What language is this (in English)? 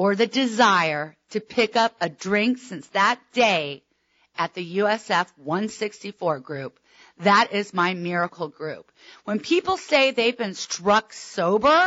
English